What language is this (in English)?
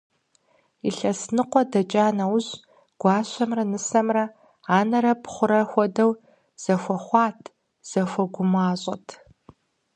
Kabardian